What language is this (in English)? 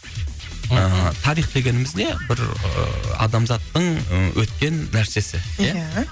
Kazakh